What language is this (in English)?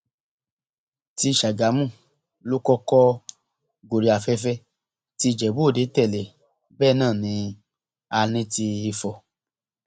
Yoruba